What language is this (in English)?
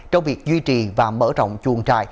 Vietnamese